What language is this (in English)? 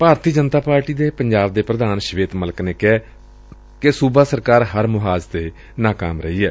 Punjabi